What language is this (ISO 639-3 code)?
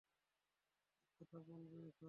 ben